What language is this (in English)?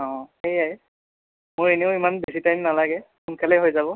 Assamese